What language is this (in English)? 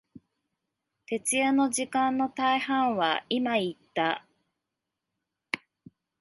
Japanese